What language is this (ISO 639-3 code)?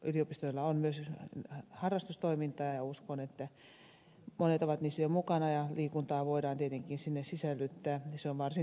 fin